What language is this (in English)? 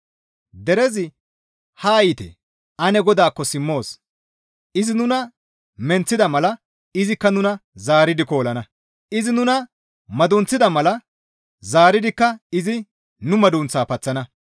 Gamo